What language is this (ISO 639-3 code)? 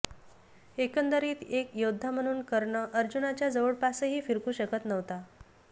mar